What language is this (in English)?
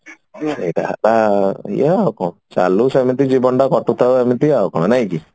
Odia